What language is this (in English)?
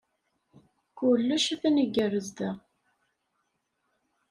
Kabyle